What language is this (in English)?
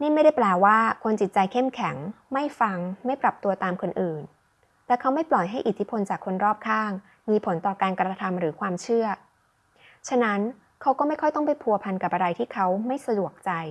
Thai